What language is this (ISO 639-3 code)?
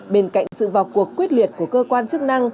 vie